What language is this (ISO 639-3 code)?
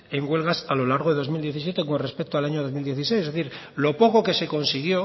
spa